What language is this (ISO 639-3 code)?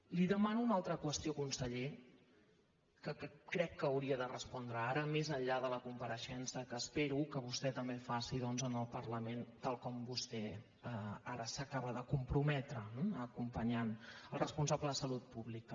cat